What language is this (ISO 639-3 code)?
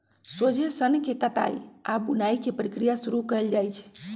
mag